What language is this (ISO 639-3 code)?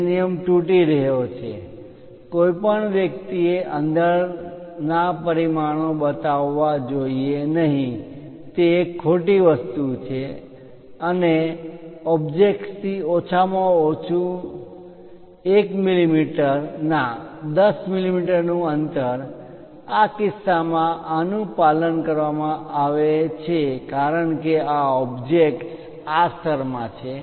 guj